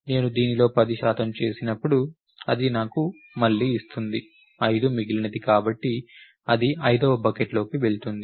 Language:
Telugu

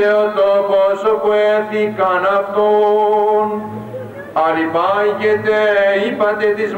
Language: Greek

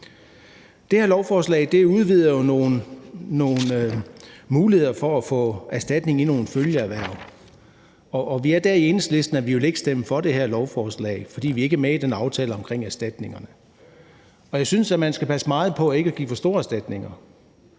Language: Danish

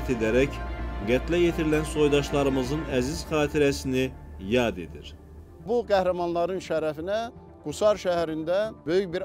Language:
Turkish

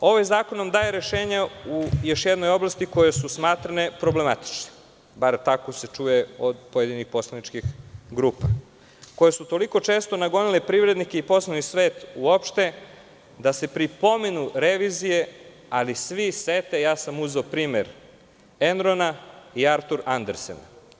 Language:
Serbian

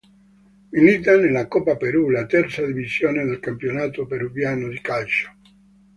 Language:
Italian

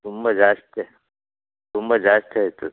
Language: Kannada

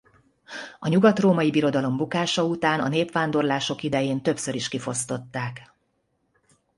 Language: Hungarian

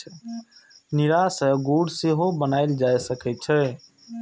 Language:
Maithili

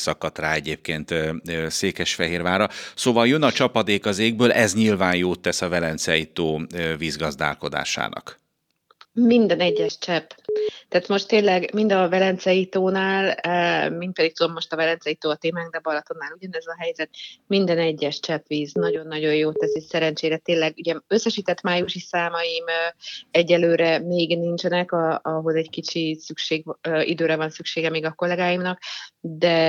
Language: Hungarian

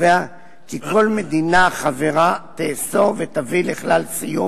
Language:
Hebrew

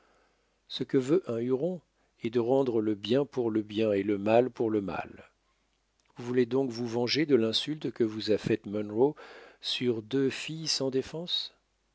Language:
French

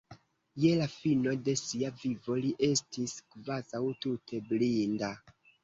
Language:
Esperanto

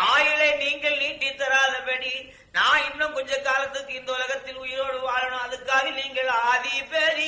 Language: Tamil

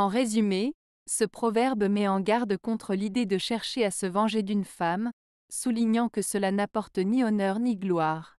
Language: French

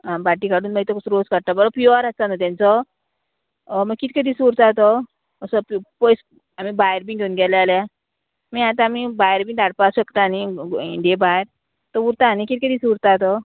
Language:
Konkani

